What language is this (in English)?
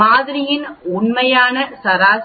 Tamil